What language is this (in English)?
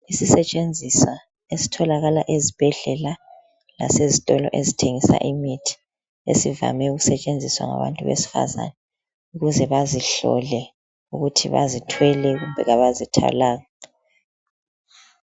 North Ndebele